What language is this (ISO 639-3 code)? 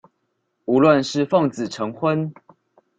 zho